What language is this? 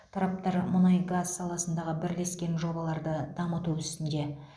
Kazakh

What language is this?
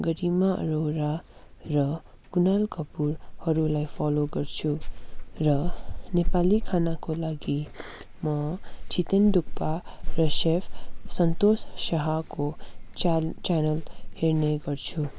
Nepali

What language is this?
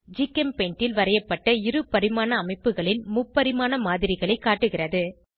Tamil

